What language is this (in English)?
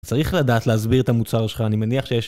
Hebrew